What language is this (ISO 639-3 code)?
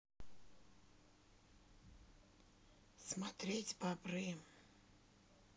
rus